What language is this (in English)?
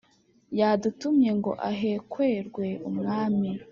Kinyarwanda